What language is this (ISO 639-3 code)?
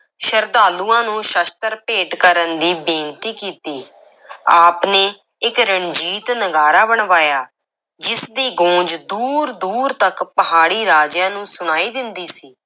pan